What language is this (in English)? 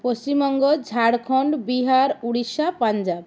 Bangla